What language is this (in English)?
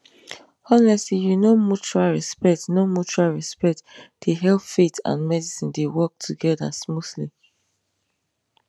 Nigerian Pidgin